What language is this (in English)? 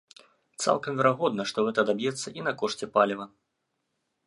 Belarusian